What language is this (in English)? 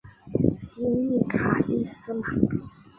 Chinese